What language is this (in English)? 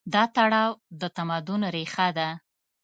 Pashto